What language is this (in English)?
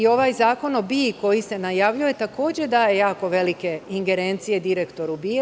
Serbian